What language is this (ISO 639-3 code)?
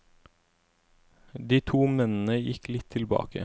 nor